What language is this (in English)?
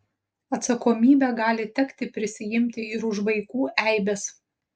Lithuanian